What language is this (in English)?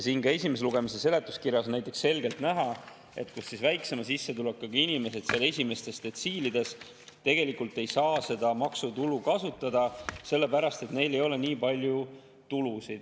Estonian